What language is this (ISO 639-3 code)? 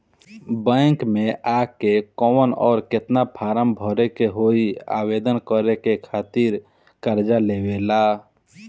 bho